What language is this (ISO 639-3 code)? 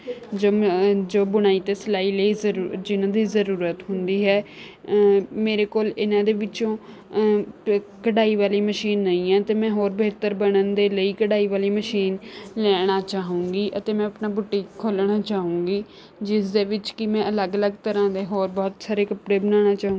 pan